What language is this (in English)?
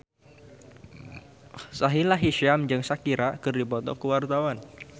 Sundanese